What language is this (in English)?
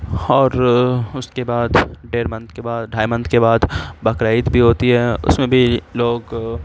Urdu